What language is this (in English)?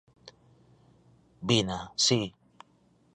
Galician